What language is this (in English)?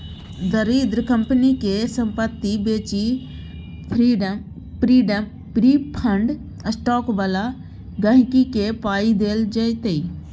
Maithili